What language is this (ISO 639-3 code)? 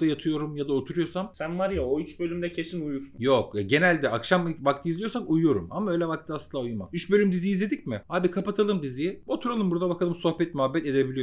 tur